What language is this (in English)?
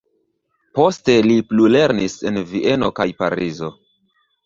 Esperanto